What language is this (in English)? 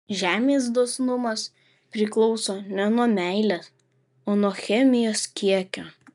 Lithuanian